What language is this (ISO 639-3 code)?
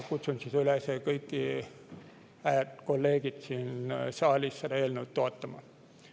est